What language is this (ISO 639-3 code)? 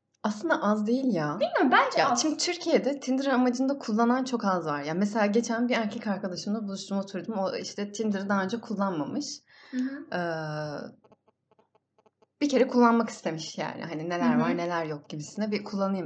tur